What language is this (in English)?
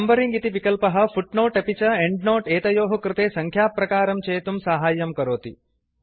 Sanskrit